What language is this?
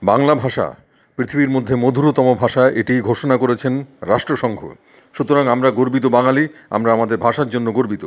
Bangla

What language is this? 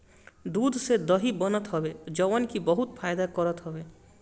Bhojpuri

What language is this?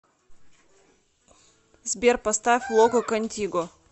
Russian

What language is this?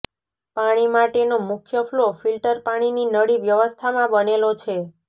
Gujarati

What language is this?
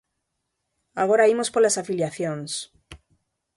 Galician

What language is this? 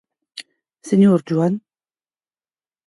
Occitan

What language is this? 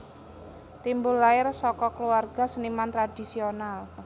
Javanese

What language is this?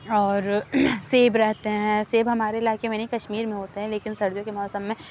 Urdu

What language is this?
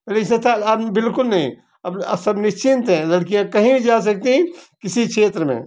Hindi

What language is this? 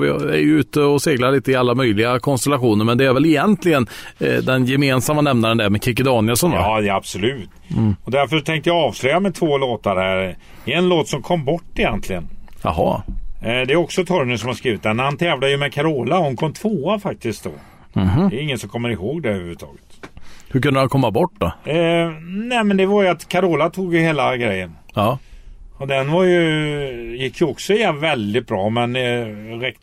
Swedish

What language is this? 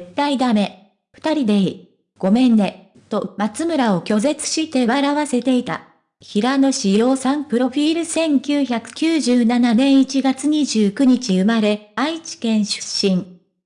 Japanese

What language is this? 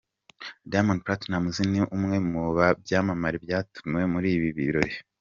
Kinyarwanda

